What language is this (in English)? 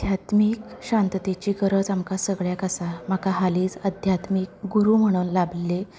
Konkani